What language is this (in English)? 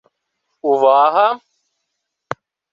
Ukrainian